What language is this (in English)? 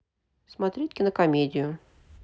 Russian